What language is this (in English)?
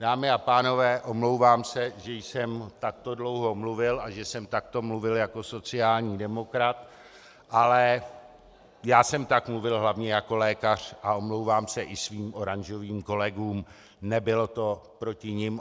Czech